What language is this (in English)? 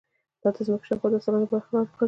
Pashto